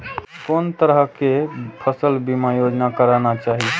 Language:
Maithili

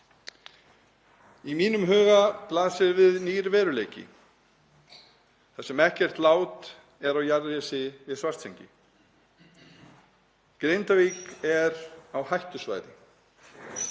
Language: Icelandic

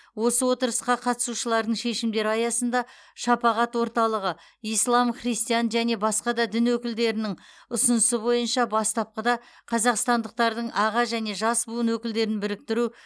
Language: Kazakh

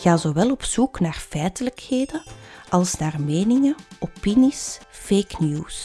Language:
Dutch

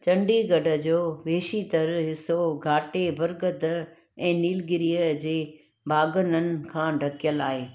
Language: Sindhi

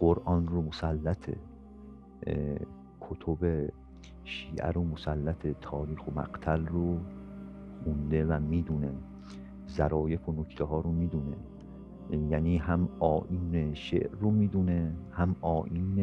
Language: Persian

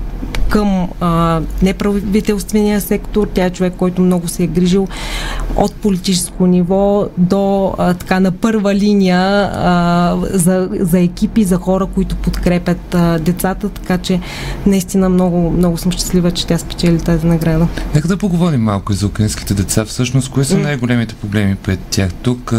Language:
Bulgarian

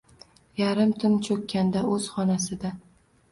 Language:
Uzbek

